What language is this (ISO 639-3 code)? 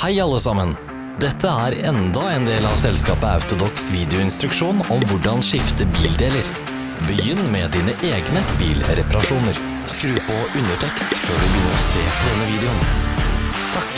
nor